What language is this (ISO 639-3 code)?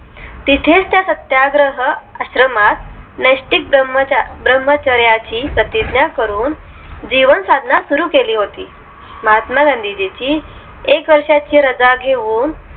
mar